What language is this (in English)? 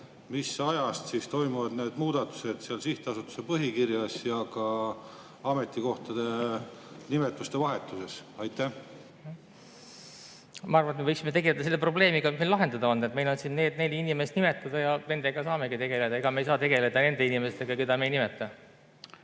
Estonian